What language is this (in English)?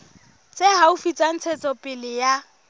Southern Sotho